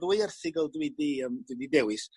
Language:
Welsh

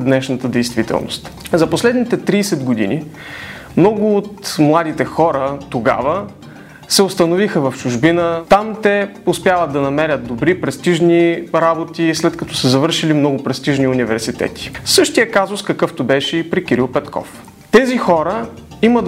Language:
Bulgarian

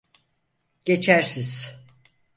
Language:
Turkish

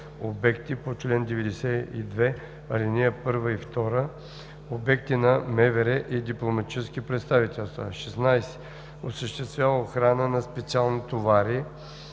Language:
Bulgarian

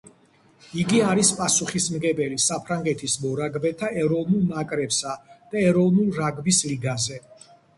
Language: Georgian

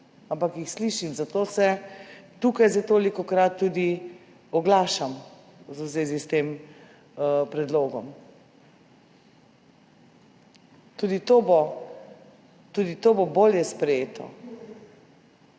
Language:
Slovenian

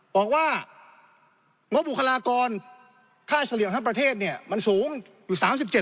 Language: Thai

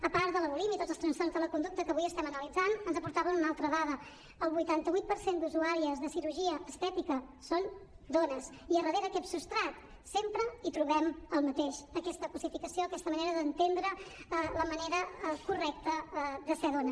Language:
Catalan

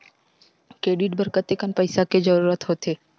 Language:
Chhattisgarhi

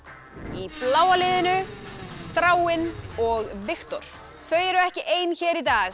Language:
Icelandic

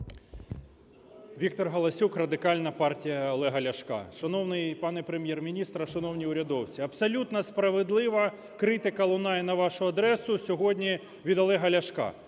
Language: Ukrainian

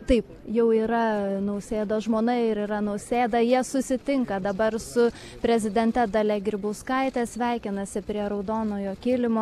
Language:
Lithuanian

